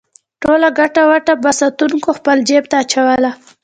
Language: Pashto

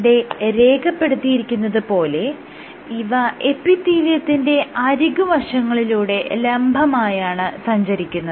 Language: Malayalam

